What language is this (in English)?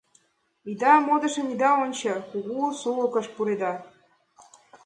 Mari